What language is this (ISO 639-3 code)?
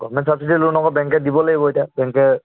asm